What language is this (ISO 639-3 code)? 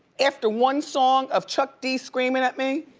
eng